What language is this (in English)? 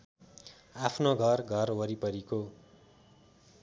Nepali